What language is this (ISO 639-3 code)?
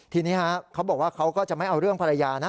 tha